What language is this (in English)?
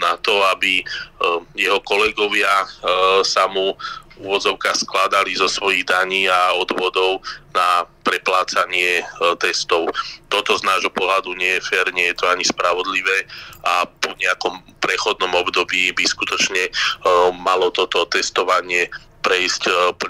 Slovak